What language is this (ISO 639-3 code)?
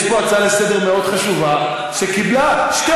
heb